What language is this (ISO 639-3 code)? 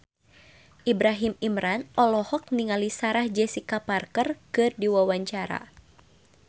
sun